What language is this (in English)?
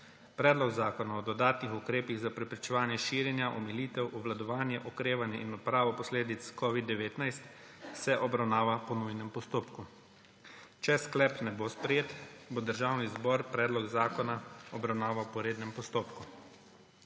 Slovenian